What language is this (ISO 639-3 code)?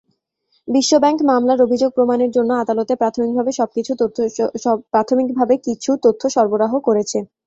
ben